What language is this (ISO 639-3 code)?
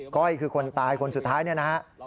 tha